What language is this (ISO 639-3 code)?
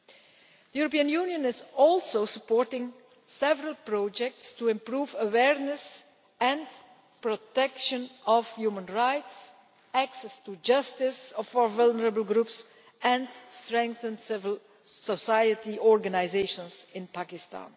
eng